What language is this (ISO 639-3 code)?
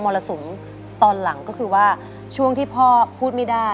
tha